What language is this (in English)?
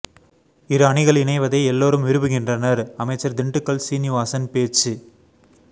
Tamil